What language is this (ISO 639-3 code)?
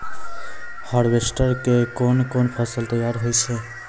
mai